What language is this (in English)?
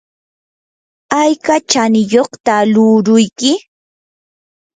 Yanahuanca Pasco Quechua